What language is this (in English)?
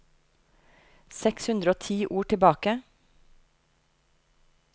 Norwegian